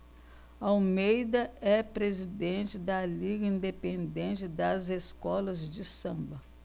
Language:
Portuguese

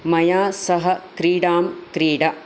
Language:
Sanskrit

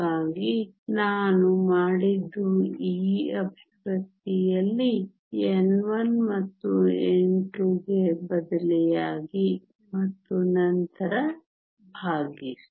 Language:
Kannada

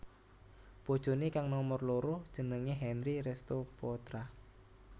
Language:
Javanese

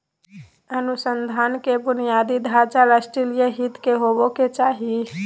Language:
Magahi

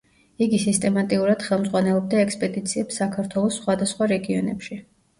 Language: Georgian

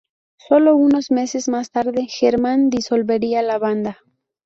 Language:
Spanish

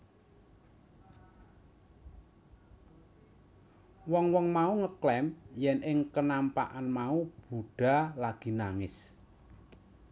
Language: Javanese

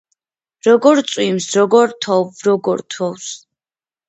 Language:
Georgian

